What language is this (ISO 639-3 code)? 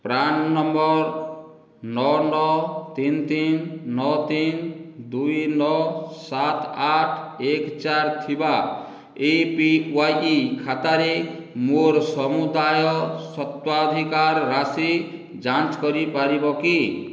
ori